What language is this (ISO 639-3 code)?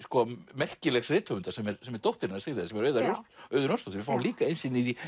isl